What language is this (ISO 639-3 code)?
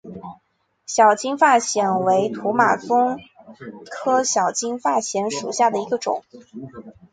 zho